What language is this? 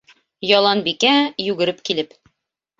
Bashkir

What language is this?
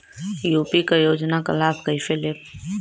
Bhojpuri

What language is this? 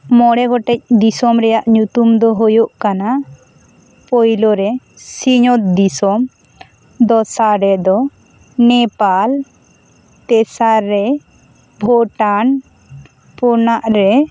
Santali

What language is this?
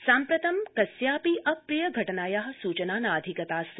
Sanskrit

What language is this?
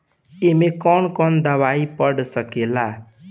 Bhojpuri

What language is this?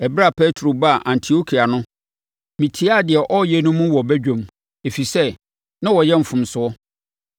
Akan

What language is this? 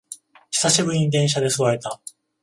Japanese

